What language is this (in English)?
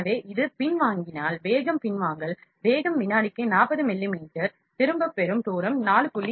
Tamil